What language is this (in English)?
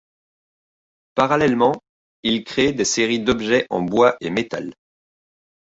French